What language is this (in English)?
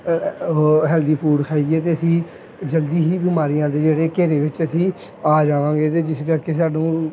Punjabi